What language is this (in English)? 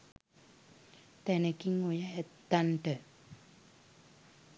Sinhala